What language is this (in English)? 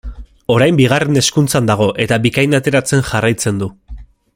Basque